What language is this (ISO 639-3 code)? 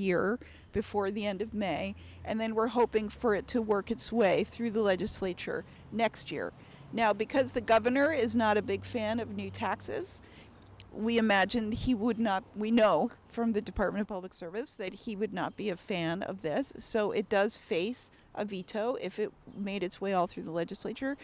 eng